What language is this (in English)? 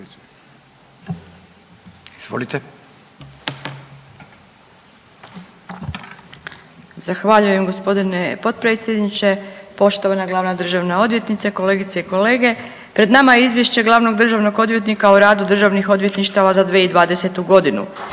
Croatian